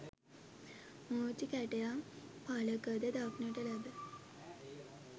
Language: Sinhala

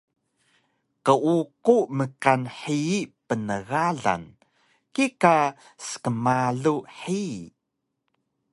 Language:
Taroko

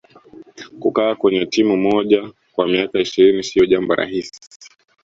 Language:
Swahili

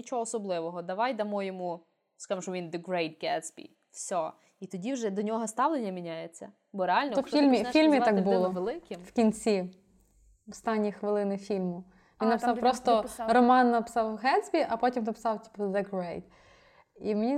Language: Ukrainian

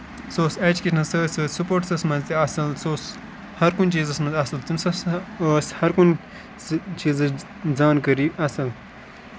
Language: Kashmiri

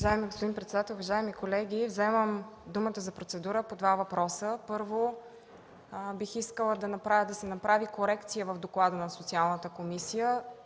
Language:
Bulgarian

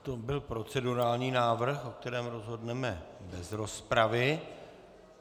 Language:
Czech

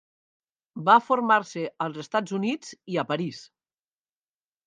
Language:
Catalan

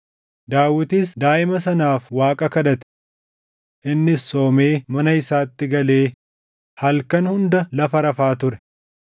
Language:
Oromo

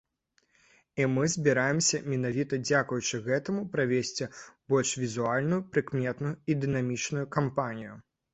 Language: Belarusian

